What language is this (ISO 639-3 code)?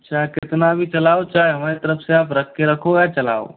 hin